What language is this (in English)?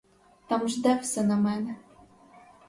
Ukrainian